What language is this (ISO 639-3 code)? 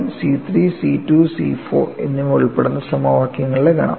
mal